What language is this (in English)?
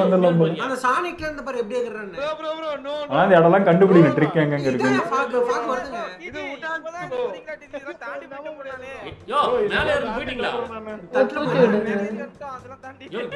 Tamil